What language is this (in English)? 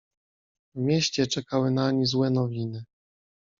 Polish